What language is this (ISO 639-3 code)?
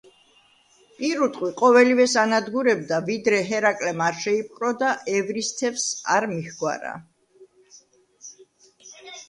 kat